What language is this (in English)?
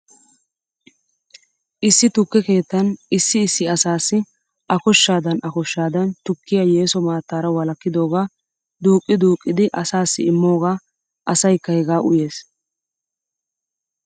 Wolaytta